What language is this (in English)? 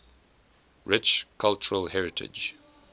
English